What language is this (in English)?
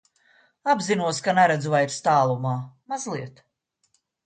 Latvian